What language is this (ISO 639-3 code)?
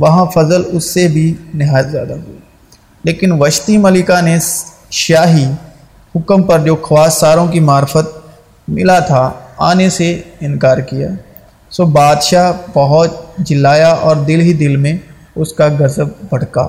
urd